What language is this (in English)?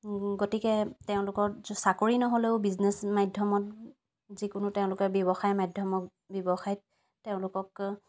Assamese